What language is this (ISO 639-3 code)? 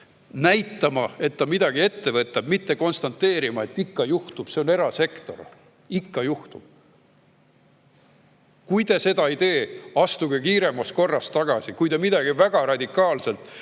est